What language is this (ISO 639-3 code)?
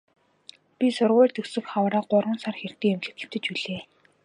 mon